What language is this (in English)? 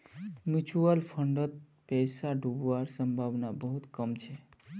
Magahi